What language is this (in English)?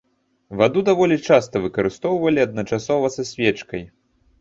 Belarusian